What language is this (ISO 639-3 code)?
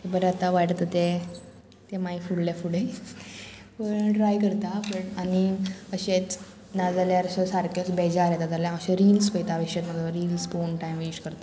kok